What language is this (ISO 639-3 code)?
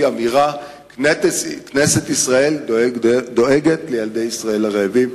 heb